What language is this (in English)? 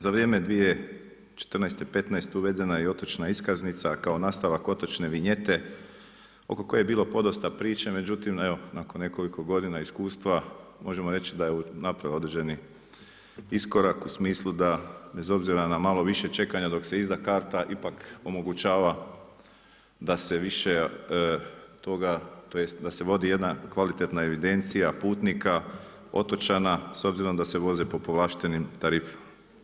Croatian